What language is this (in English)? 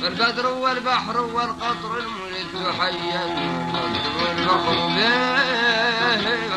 Arabic